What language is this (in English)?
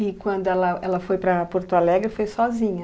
Portuguese